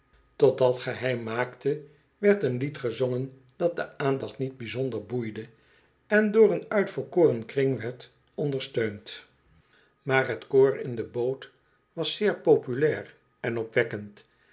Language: Dutch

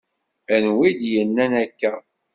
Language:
Kabyle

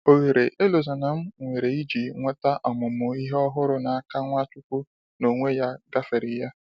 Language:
Igbo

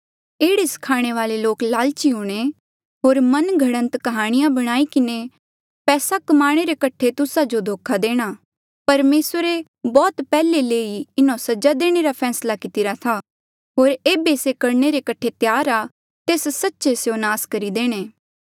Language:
Mandeali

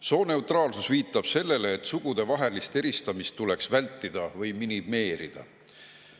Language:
Estonian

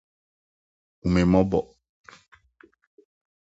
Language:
Akan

